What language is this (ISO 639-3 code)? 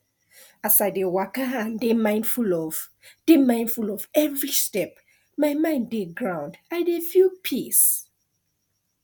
pcm